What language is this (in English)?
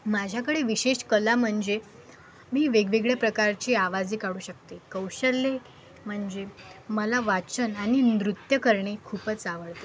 Marathi